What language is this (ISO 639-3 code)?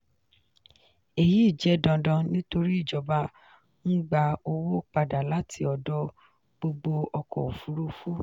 yor